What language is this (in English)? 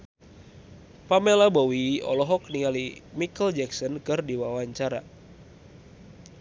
Sundanese